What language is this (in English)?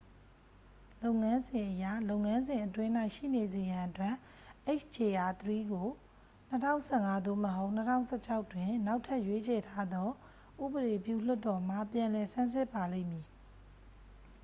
Burmese